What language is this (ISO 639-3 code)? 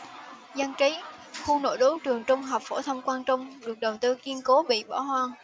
vie